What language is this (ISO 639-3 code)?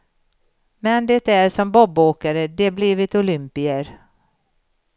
swe